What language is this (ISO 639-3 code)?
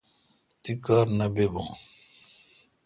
xka